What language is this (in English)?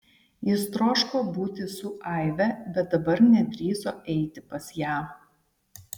Lithuanian